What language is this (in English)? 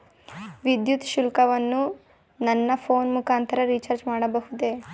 Kannada